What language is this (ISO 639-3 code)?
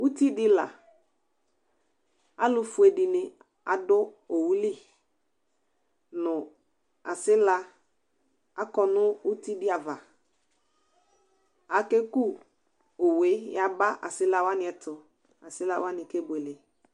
kpo